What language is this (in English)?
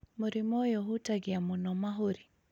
Kikuyu